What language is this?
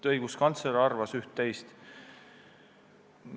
Estonian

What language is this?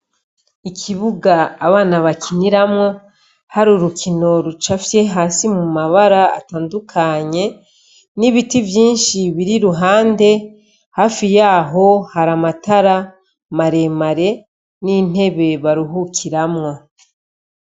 Rundi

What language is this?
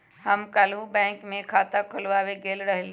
Magahi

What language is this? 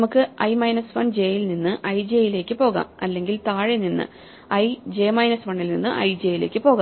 Malayalam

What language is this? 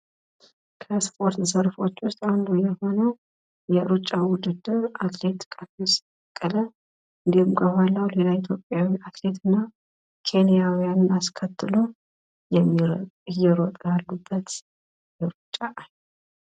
Amharic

